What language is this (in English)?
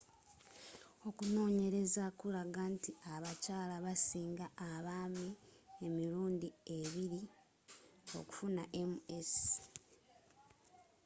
Ganda